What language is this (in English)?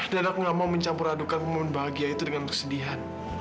Indonesian